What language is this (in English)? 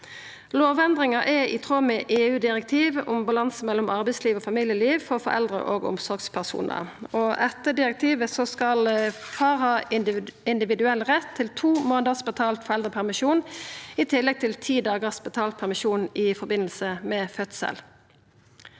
Norwegian